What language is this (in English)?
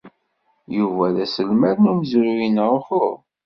Kabyle